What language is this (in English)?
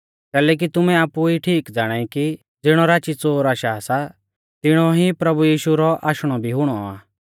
Mahasu Pahari